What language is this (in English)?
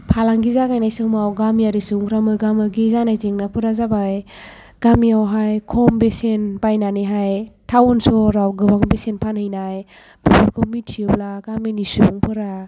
Bodo